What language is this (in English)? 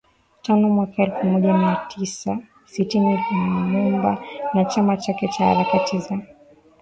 Swahili